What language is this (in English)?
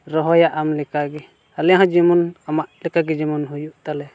Santali